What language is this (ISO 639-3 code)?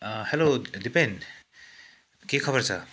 nep